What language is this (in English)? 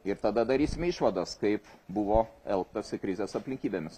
Lithuanian